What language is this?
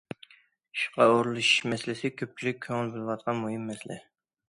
Uyghur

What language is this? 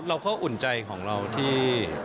Thai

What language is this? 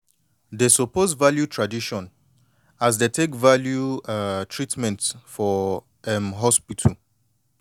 Nigerian Pidgin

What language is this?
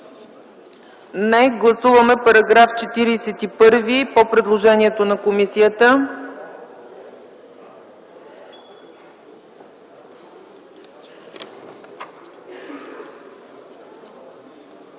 Bulgarian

